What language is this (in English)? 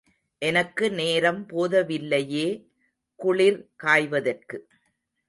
Tamil